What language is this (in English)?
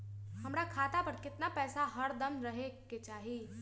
Magahi